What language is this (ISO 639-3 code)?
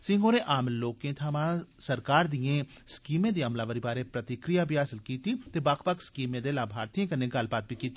doi